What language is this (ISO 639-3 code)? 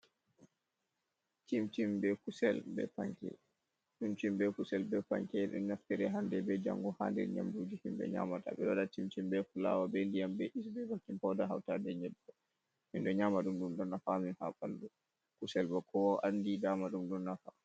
ful